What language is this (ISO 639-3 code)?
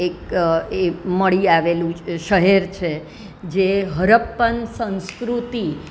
guj